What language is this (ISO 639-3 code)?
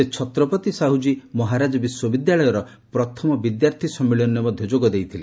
ori